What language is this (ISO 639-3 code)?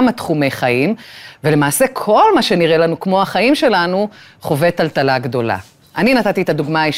heb